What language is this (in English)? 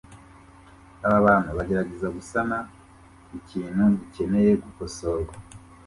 Kinyarwanda